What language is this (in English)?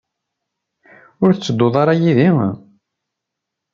Kabyle